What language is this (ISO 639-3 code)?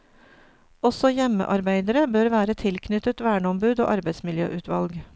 nor